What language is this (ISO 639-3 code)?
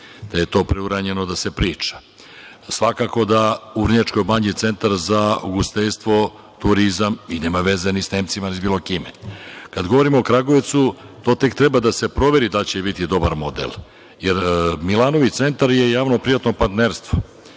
srp